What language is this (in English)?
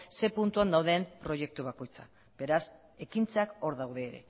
Basque